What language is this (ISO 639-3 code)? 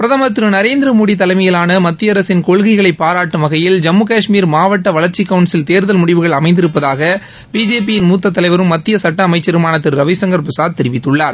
tam